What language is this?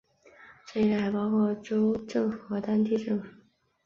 Chinese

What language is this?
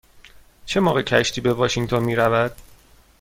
Persian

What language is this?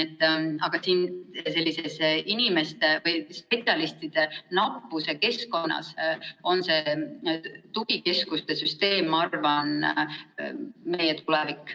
Estonian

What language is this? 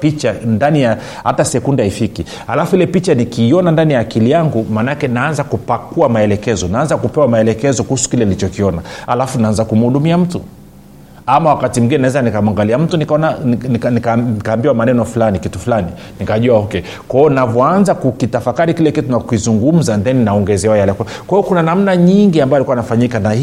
Swahili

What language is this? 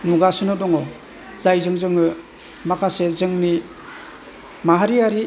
Bodo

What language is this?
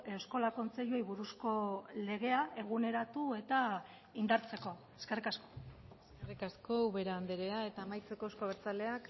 Basque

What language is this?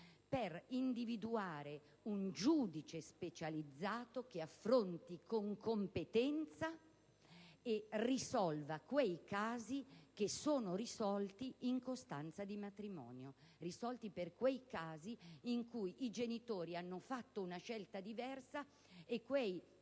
Italian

